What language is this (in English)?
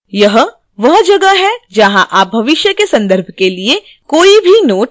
Hindi